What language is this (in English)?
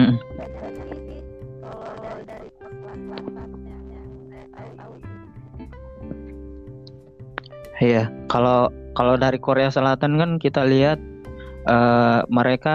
Indonesian